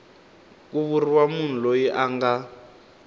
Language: Tsonga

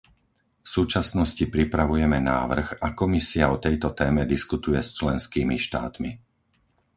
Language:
Slovak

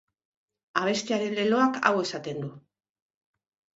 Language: Basque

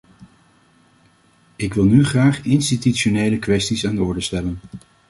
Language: Dutch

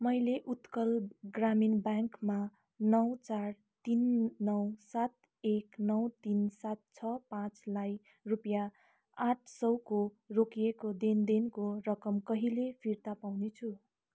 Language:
Nepali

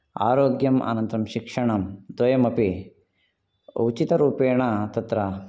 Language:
Sanskrit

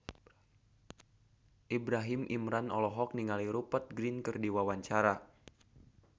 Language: Sundanese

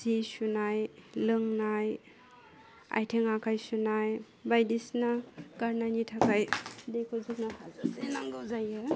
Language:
Bodo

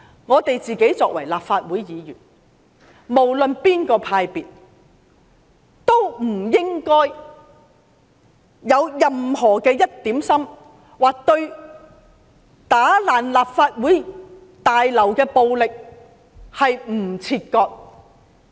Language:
Cantonese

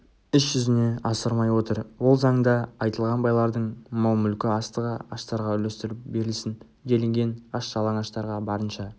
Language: Kazakh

